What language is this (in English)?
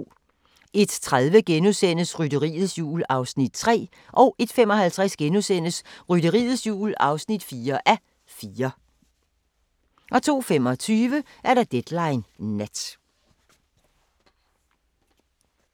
Danish